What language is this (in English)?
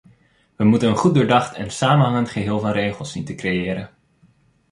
Dutch